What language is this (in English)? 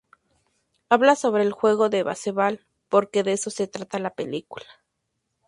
Spanish